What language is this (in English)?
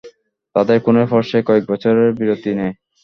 Bangla